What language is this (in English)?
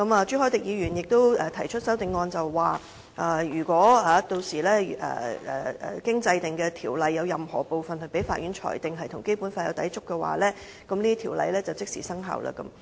Cantonese